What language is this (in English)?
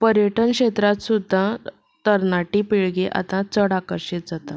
Konkani